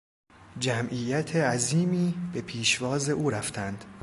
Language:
Persian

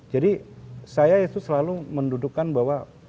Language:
Indonesian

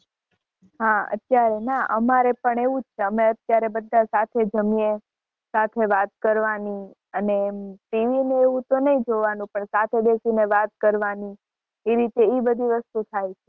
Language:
Gujarati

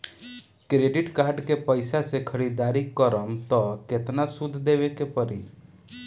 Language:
Bhojpuri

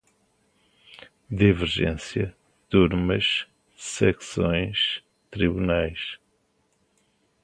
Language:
Portuguese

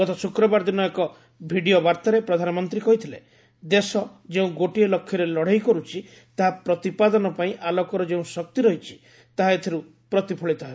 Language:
Odia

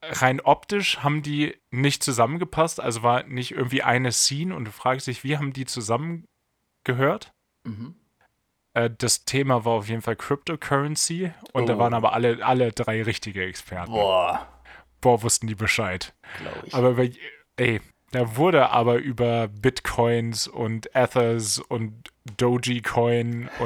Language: German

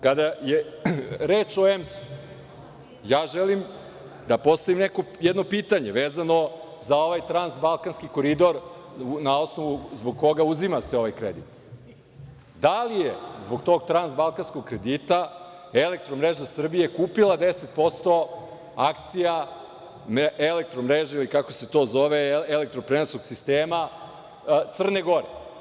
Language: Serbian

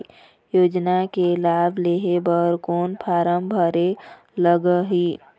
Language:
Chhattisgarhi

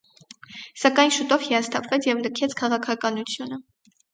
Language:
Armenian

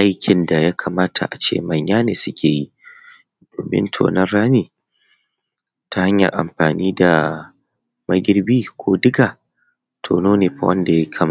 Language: Hausa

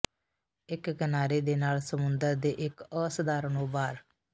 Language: Punjabi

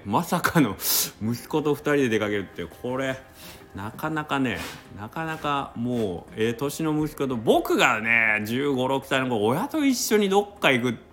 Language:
Japanese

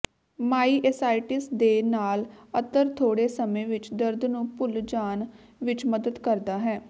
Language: Punjabi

